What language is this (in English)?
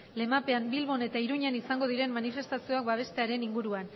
Basque